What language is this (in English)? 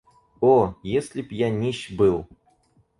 Russian